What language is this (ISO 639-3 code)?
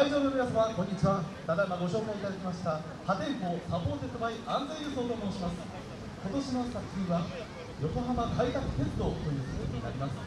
jpn